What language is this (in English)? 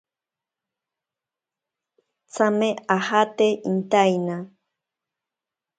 Ashéninka Perené